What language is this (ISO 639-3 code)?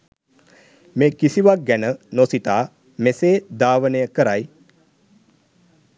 sin